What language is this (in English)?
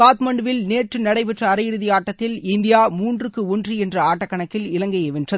Tamil